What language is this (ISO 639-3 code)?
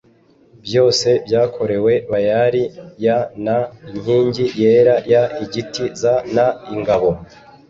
kin